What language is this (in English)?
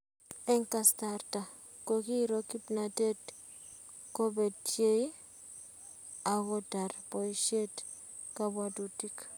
Kalenjin